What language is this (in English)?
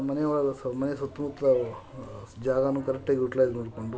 Kannada